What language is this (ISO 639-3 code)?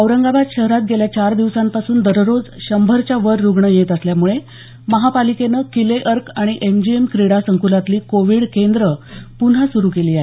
mar